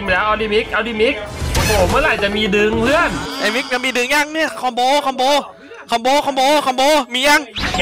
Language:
Thai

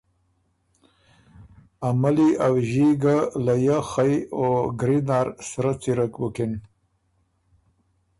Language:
Ormuri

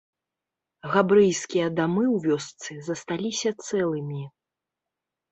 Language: Belarusian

